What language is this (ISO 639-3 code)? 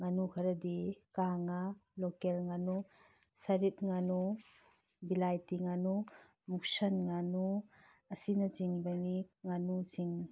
mni